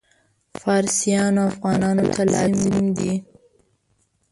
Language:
Pashto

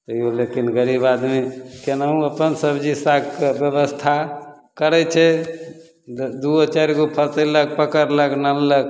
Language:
Maithili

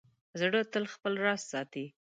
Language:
Pashto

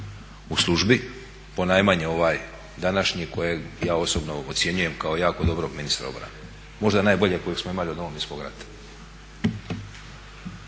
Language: Croatian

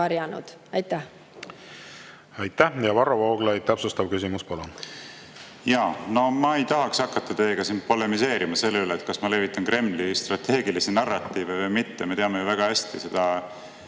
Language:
Estonian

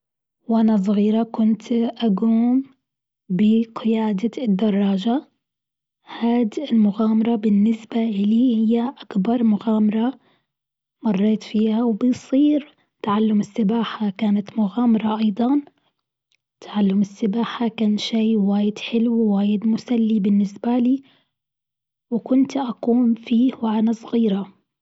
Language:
Gulf Arabic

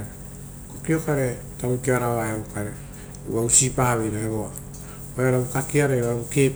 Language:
Rotokas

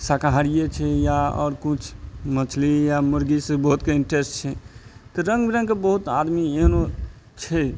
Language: Maithili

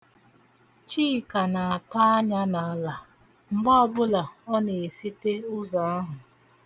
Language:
Igbo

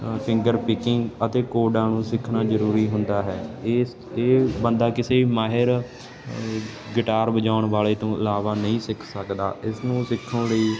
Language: Punjabi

